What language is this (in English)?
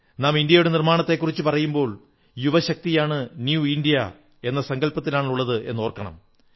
Malayalam